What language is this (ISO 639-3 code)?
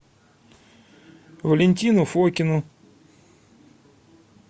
rus